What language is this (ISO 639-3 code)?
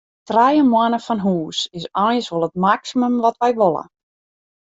fry